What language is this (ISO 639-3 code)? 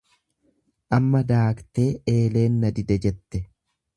orm